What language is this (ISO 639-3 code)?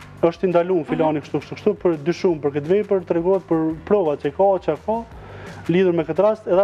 ron